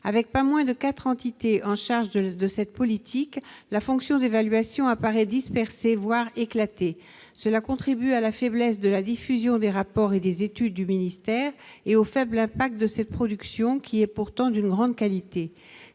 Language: French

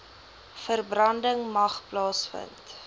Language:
Afrikaans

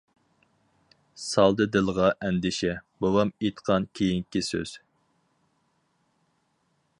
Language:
Uyghur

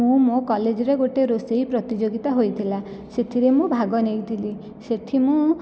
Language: Odia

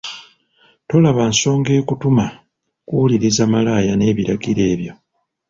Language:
Ganda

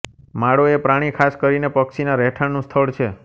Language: Gujarati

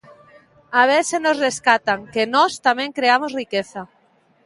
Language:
Galician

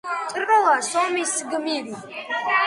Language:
Georgian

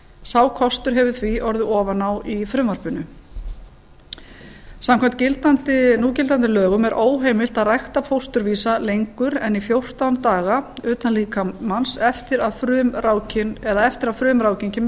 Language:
Icelandic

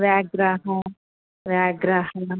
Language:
Sanskrit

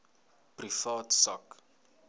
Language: Afrikaans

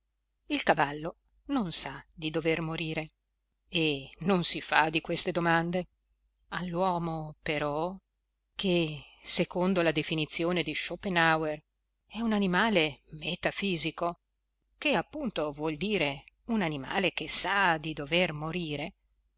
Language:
Italian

